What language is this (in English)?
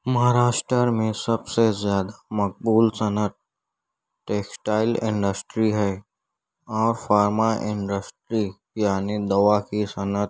Urdu